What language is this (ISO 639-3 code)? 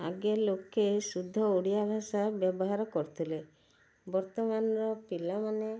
ori